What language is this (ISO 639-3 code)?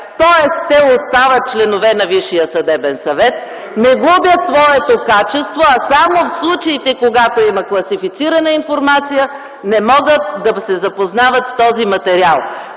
bul